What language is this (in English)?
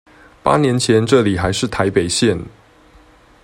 Chinese